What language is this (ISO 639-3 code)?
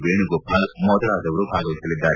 kan